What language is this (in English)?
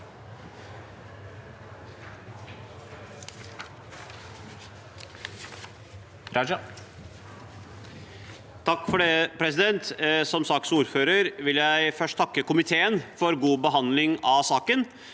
Norwegian